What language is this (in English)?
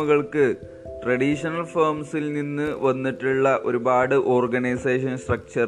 Malayalam